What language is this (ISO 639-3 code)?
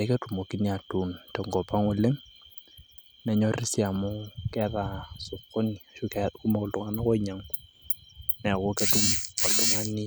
mas